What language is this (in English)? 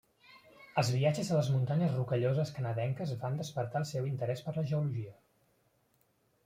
Catalan